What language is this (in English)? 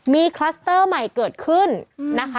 Thai